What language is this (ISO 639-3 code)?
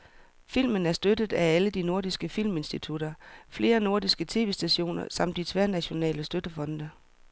dan